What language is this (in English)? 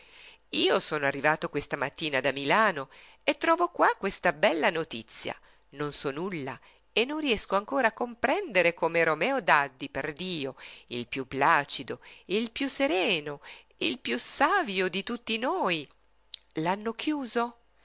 Italian